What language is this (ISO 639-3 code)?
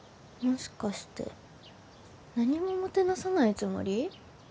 jpn